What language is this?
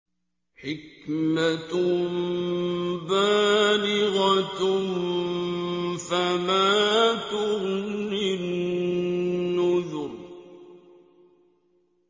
Arabic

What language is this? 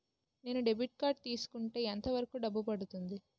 Telugu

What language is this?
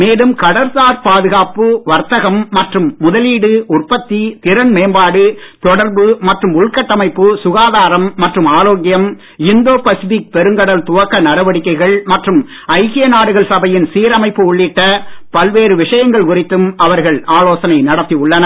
Tamil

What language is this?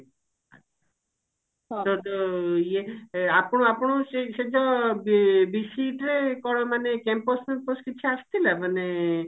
Odia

